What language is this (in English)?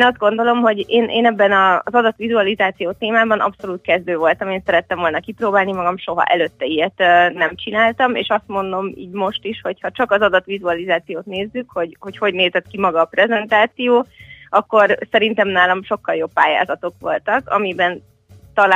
Hungarian